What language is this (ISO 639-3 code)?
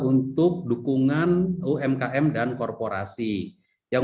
ind